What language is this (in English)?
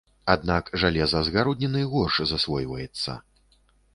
Belarusian